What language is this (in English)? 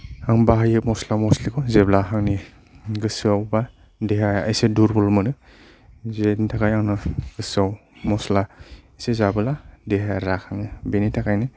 Bodo